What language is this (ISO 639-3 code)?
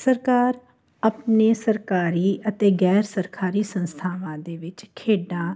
pan